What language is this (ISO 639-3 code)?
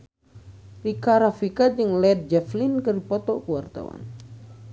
sun